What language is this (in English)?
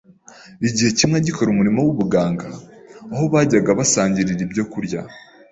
Kinyarwanda